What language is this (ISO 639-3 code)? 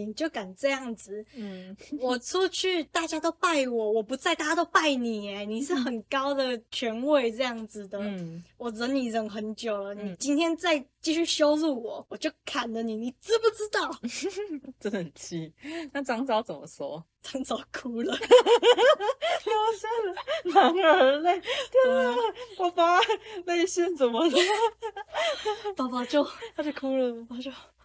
zho